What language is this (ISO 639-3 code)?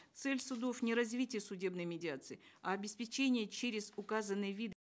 kaz